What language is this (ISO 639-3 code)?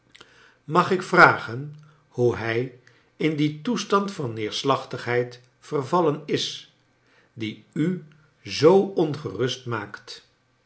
nld